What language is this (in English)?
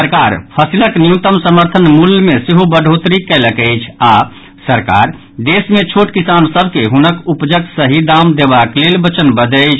Maithili